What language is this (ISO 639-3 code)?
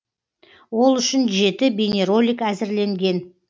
kaz